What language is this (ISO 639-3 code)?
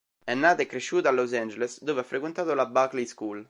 ita